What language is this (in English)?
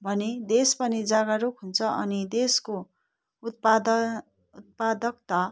Nepali